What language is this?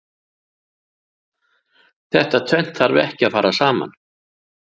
Icelandic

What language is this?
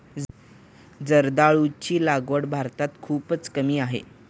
Marathi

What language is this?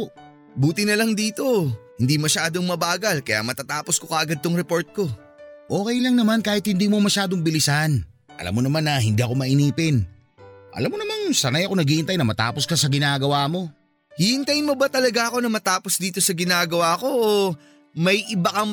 Filipino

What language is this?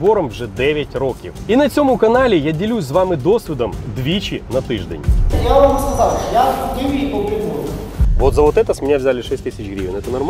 Ukrainian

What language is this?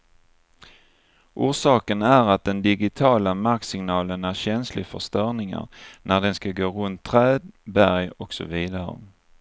Swedish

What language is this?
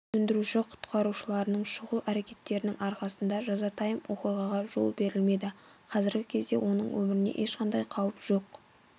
Kazakh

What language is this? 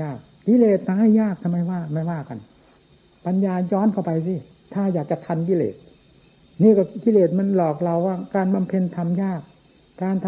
Thai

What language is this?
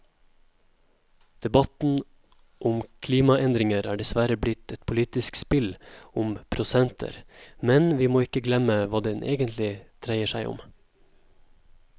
Norwegian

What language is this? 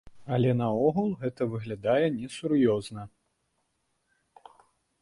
Belarusian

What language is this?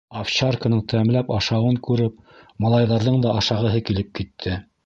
Bashkir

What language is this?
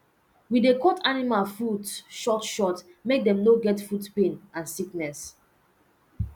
Nigerian Pidgin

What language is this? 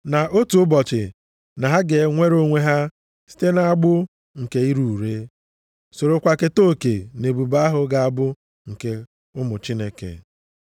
Igbo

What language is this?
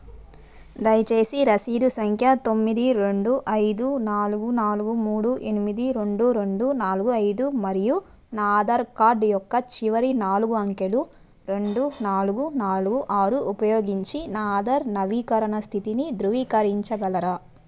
Telugu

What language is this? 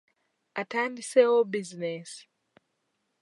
Ganda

